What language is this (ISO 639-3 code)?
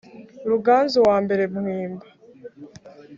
kin